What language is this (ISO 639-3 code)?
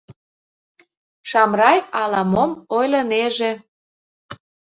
chm